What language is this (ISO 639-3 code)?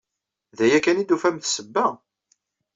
kab